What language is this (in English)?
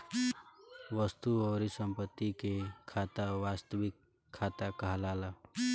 Bhojpuri